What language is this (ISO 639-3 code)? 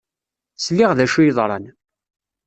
kab